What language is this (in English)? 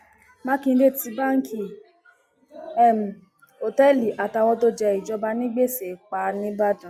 Yoruba